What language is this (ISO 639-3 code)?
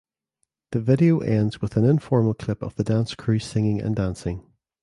eng